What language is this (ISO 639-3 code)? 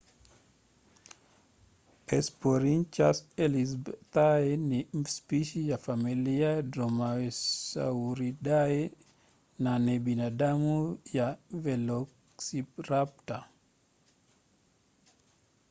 swa